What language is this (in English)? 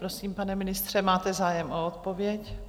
Czech